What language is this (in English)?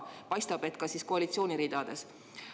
Estonian